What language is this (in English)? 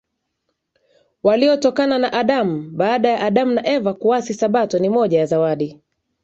Swahili